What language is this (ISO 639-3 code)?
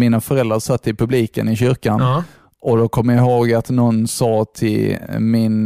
swe